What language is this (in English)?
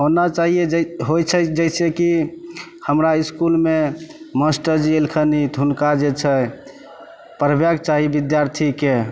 Maithili